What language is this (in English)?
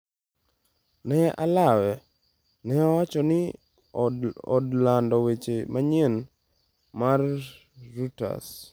Luo (Kenya and Tanzania)